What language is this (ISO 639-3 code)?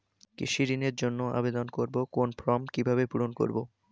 ben